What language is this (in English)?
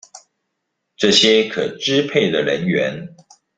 Chinese